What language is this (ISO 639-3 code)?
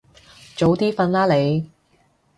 yue